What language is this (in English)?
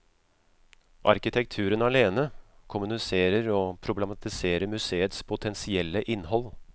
Norwegian